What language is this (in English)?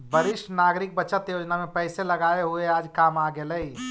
Magahi